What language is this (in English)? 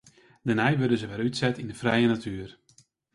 Western Frisian